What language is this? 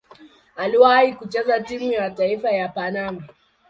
Swahili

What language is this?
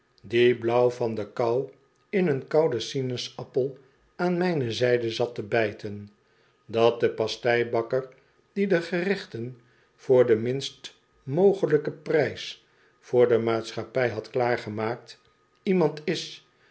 Dutch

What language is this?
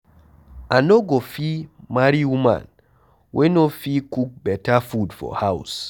Nigerian Pidgin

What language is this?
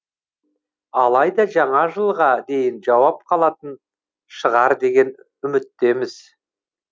Kazakh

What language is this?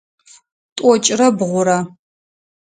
Adyghe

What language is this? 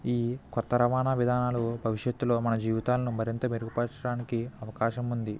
Telugu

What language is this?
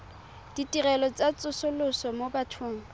Tswana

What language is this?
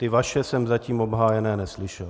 Czech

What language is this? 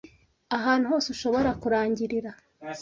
Kinyarwanda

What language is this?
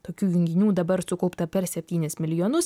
Lithuanian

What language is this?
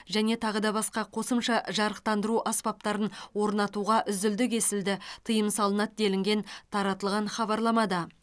Kazakh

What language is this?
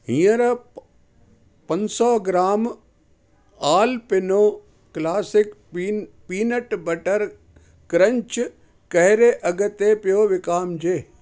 Sindhi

